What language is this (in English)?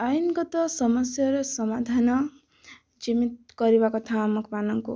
Odia